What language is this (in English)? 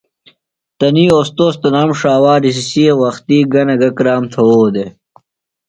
Phalura